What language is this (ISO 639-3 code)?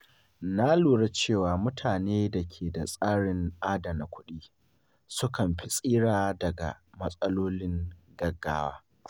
hau